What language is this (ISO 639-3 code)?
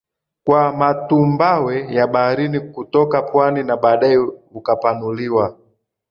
swa